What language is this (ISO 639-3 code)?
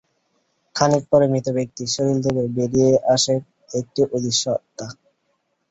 ben